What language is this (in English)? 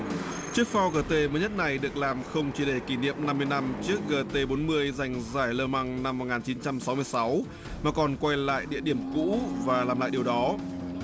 Vietnamese